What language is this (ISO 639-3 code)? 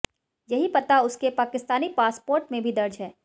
hin